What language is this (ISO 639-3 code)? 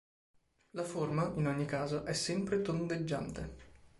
ita